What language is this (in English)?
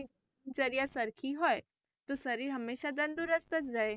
Gujarati